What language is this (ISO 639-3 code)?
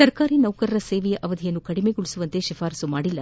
kan